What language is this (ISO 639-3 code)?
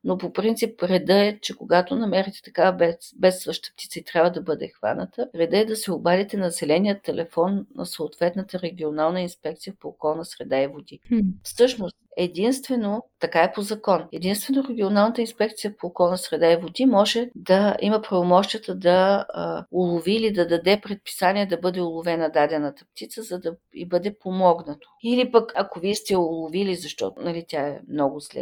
bul